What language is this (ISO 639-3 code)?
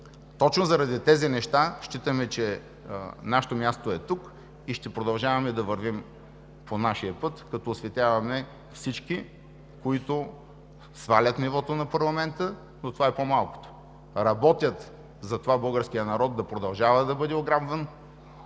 bul